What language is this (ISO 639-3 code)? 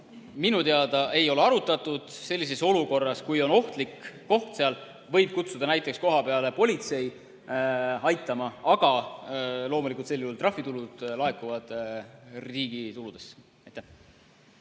est